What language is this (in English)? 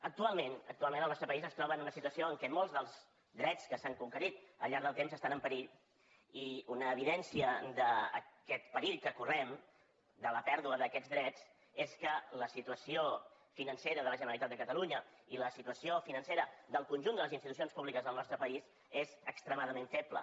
Catalan